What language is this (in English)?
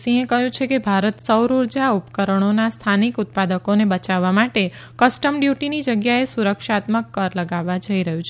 Gujarati